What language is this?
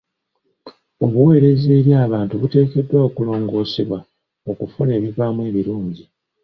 Ganda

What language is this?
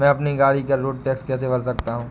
Hindi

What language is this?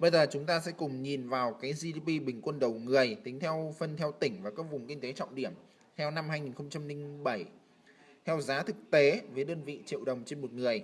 Vietnamese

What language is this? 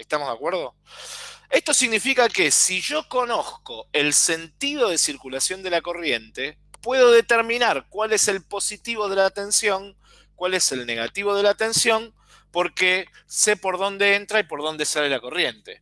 Spanish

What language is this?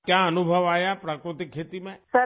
Urdu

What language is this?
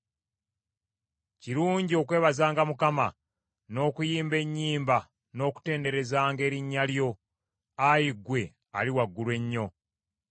Ganda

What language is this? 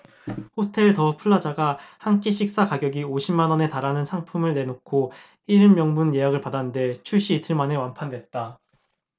Korean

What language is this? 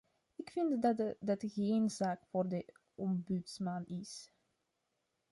Dutch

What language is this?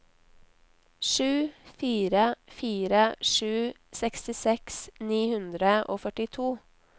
Norwegian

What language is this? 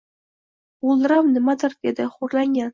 Uzbek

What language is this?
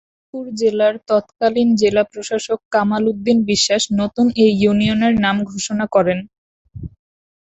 Bangla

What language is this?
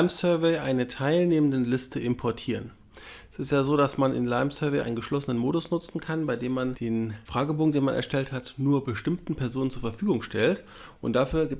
German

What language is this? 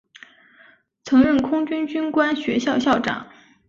Chinese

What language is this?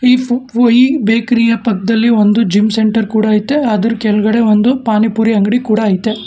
Kannada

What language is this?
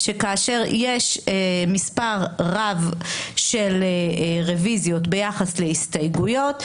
Hebrew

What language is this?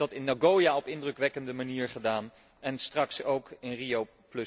Dutch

